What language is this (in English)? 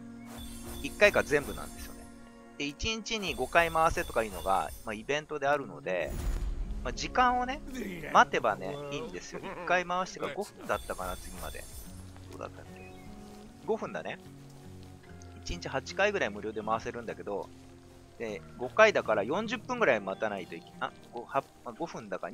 Japanese